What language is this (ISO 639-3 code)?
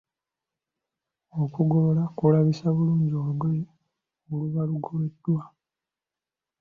lug